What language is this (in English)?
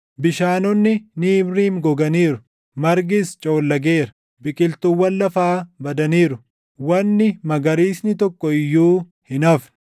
Oromo